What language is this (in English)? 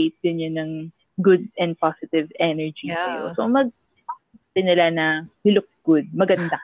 Filipino